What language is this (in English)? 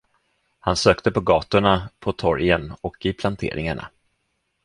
Swedish